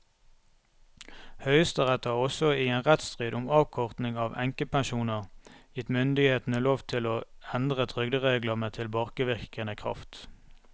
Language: Norwegian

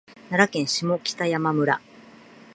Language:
Japanese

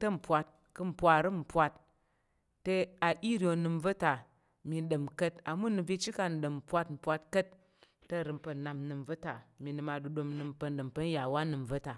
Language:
Tarok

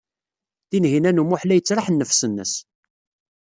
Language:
Kabyle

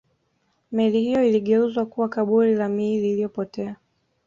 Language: Swahili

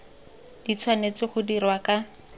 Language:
Tswana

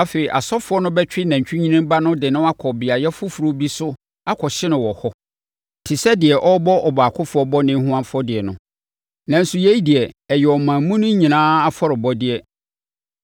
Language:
Akan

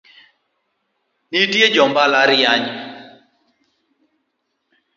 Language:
Luo (Kenya and Tanzania)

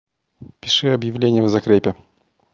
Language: Russian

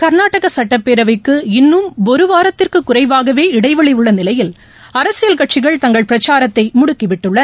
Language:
Tamil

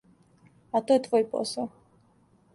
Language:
Serbian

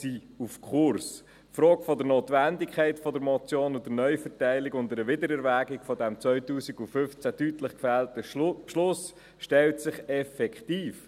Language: Swiss German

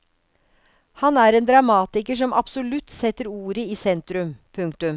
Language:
Norwegian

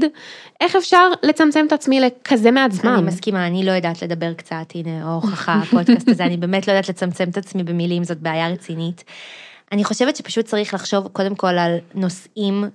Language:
Hebrew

